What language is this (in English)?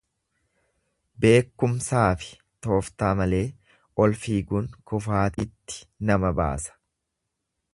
Oromo